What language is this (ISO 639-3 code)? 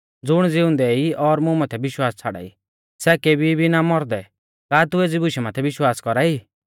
bfz